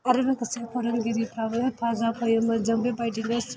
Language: Bodo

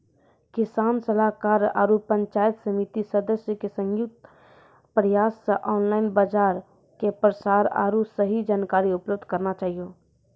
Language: Maithili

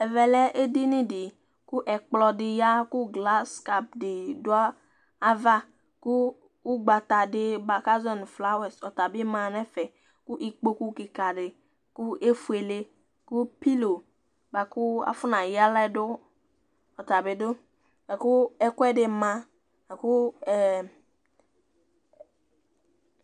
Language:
Ikposo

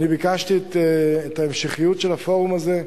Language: Hebrew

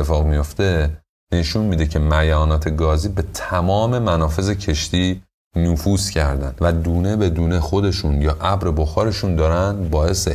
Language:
Persian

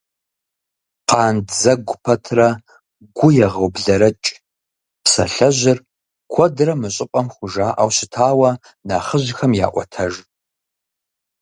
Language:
Kabardian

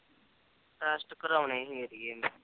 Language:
Punjabi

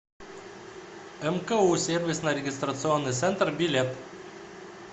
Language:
Russian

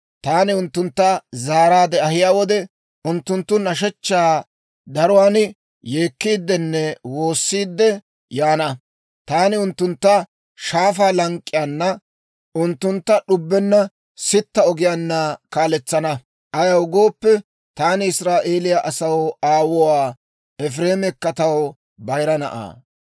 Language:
Dawro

